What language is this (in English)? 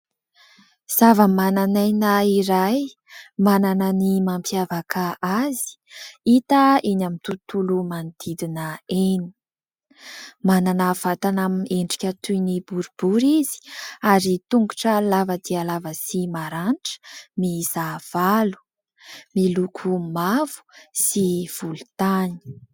Malagasy